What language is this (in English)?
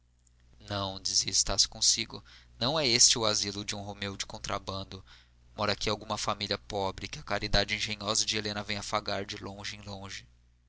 Portuguese